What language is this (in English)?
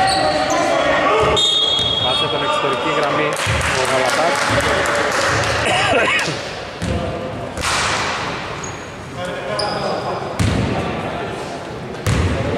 Greek